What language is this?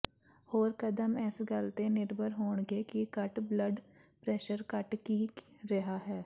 Punjabi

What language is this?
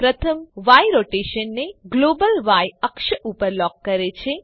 Gujarati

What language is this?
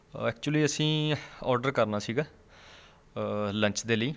Punjabi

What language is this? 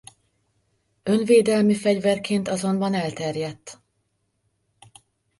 Hungarian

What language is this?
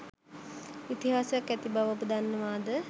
Sinhala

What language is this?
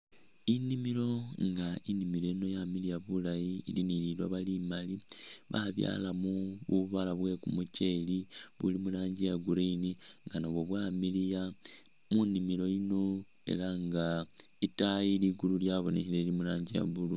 Masaaba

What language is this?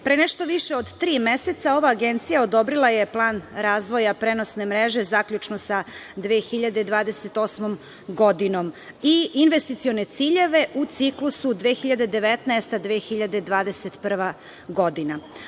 Serbian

